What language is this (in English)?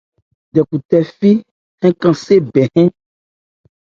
Ebrié